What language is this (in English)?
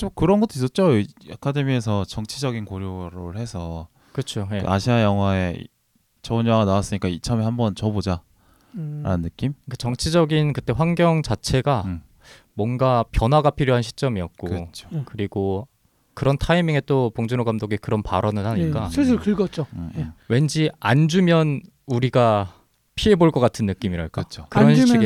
Korean